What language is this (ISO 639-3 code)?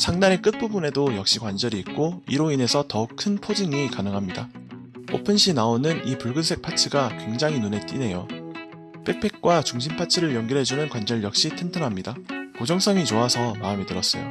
kor